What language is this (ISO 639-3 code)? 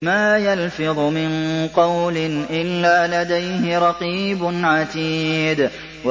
ara